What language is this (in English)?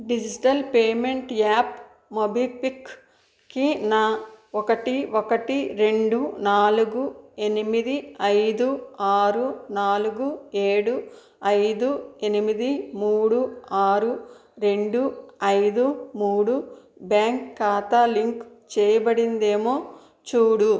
Telugu